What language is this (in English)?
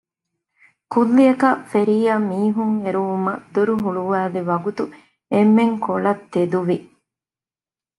Divehi